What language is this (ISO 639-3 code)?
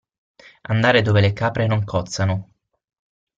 ita